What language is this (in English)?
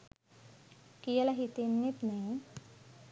Sinhala